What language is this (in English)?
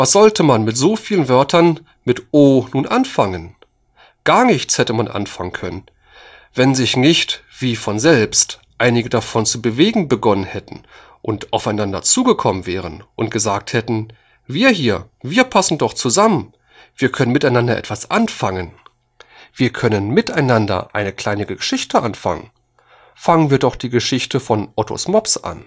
German